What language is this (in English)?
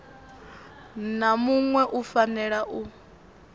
Venda